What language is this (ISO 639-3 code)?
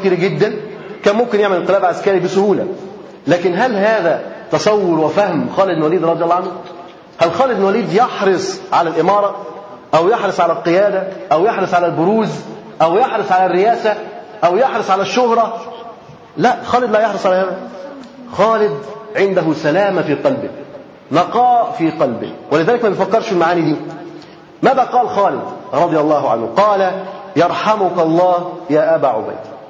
ara